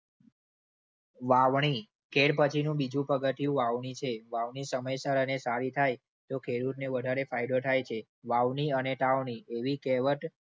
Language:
Gujarati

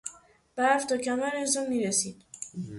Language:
Persian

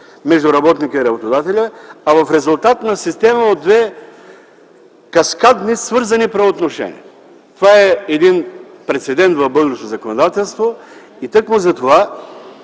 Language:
Bulgarian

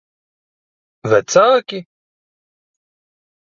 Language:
Latvian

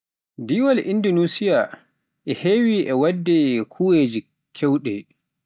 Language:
Pular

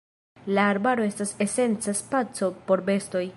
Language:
Esperanto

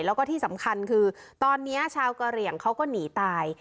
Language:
Thai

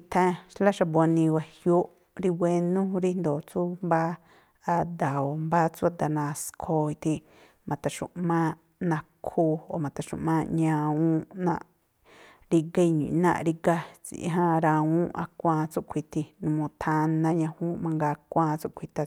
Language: Tlacoapa Me'phaa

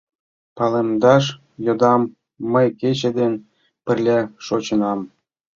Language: Mari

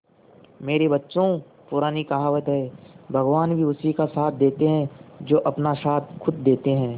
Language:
Hindi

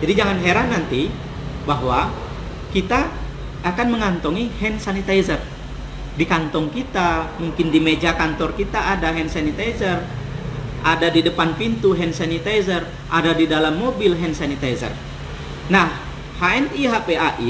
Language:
Indonesian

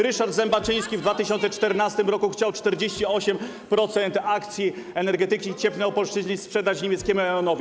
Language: Polish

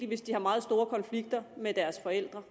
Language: Danish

